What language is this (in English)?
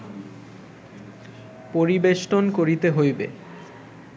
Bangla